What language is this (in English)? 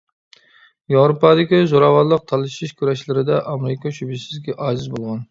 Uyghur